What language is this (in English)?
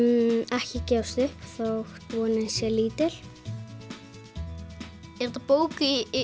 Icelandic